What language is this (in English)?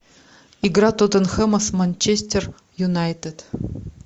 Russian